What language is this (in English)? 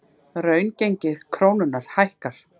Icelandic